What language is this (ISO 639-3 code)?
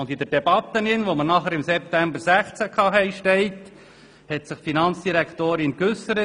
gsw